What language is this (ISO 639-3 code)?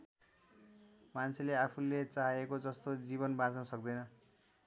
nep